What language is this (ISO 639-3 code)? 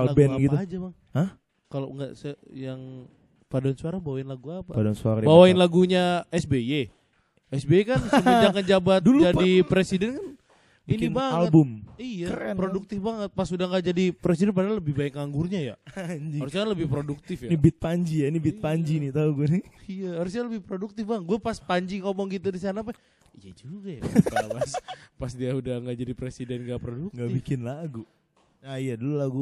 ind